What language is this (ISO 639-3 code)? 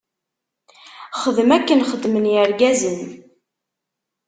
kab